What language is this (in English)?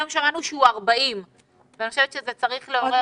Hebrew